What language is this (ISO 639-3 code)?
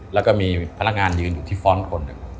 tha